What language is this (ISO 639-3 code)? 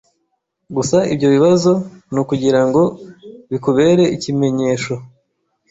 kin